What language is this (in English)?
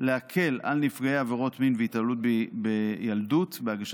Hebrew